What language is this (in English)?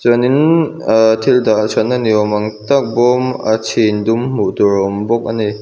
Mizo